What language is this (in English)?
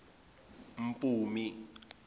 Zulu